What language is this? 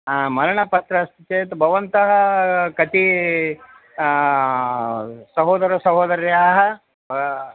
Sanskrit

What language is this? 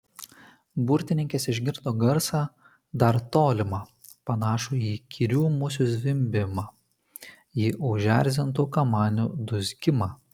Lithuanian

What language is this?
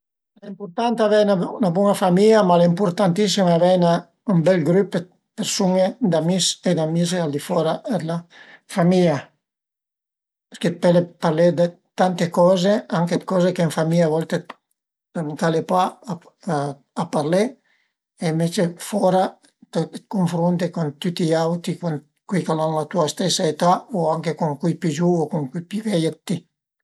Piedmontese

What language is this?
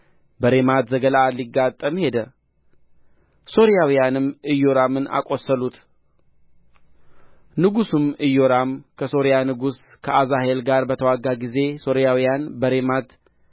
Amharic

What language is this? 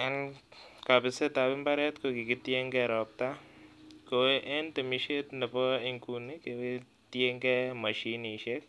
Kalenjin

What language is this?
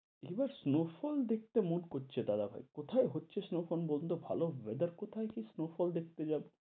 Bangla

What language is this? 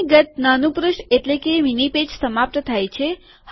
Gujarati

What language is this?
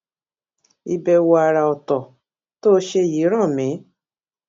Yoruba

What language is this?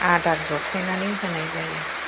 Bodo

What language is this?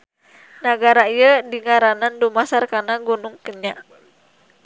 Sundanese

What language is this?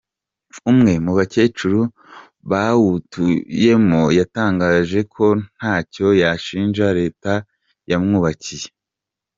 Kinyarwanda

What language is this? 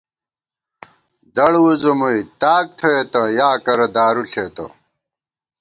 Gawar-Bati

